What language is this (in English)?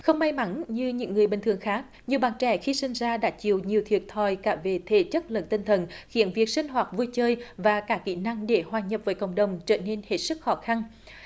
Vietnamese